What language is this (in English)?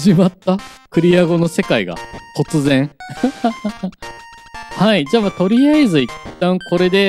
Japanese